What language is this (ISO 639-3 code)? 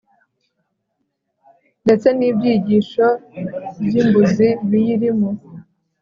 kin